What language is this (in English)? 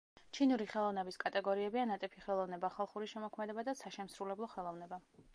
Georgian